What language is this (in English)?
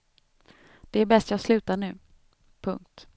Swedish